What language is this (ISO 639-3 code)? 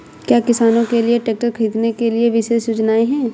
hin